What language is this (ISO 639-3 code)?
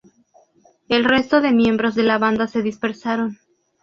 spa